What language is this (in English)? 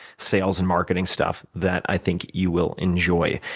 English